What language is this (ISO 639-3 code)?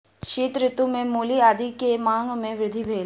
mai